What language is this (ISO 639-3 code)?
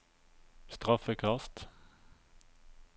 nor